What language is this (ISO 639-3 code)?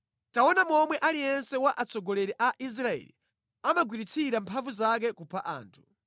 nya